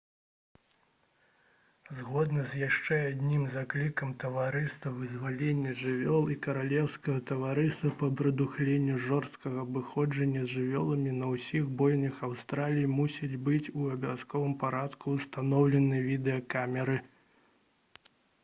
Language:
Belarusian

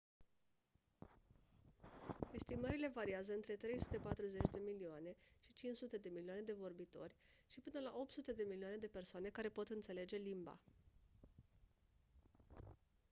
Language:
Romanian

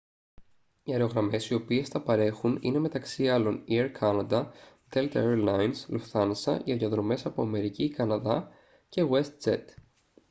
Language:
Greek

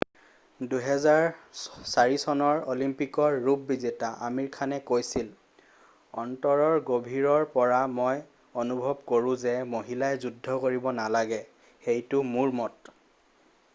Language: Assamese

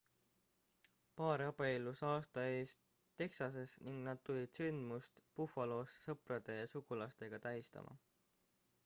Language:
Estonian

